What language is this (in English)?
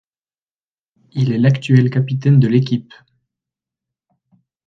French